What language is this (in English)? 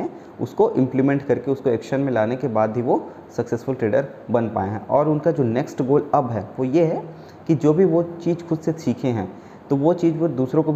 Hindi